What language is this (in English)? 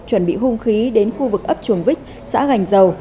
Vietnamese